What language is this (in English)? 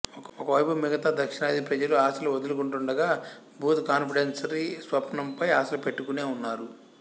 Telugu